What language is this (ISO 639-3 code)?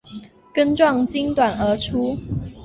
zho